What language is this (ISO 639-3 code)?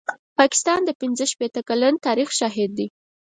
pus